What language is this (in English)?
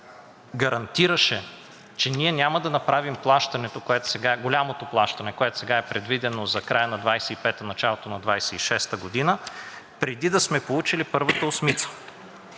Bulgarian